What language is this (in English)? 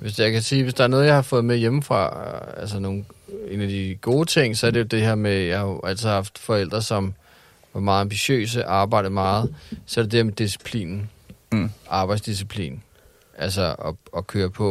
Danish